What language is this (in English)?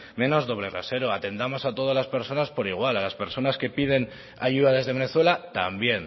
Spanish